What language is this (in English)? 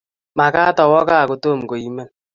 Kalenjin